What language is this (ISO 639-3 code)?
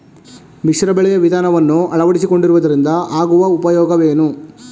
kan